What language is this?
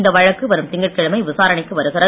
Tamil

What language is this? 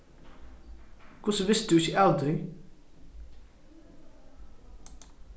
Faroese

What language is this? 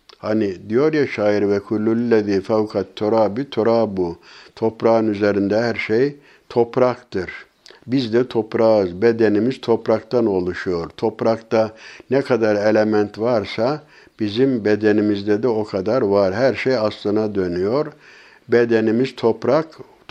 Turkish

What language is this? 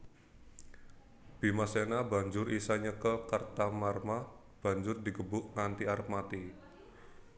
Javanese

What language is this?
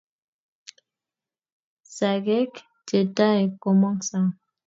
Kalenjin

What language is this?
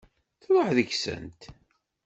Kabyle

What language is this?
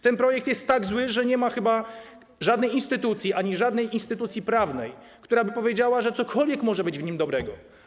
Polish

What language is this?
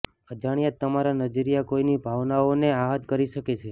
Gujarati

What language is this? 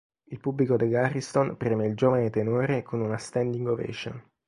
Italian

